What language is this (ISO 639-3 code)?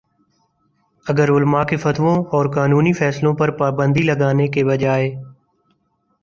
urd